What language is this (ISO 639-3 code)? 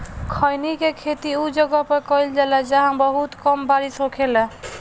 bho